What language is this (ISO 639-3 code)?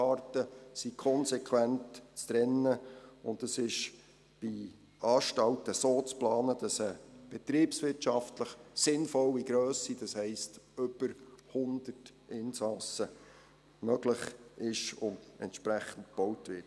gsw